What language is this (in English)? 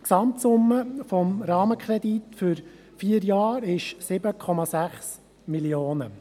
Swiss German